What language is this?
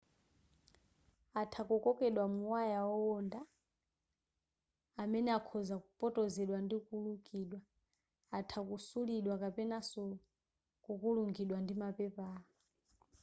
Nyanja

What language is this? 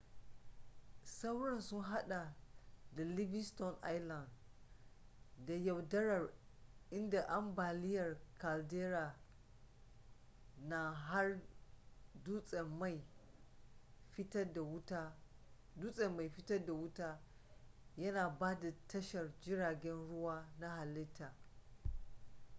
Hausa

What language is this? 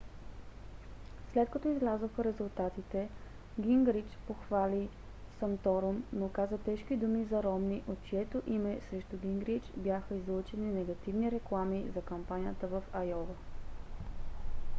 Bulgarian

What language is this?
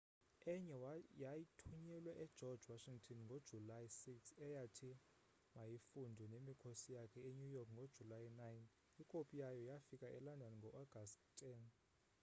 Xhosa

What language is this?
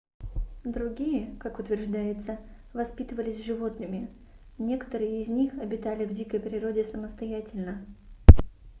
Russian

